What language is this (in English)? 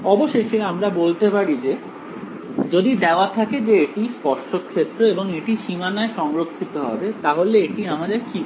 Bangla